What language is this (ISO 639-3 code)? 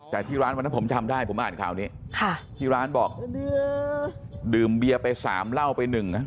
tha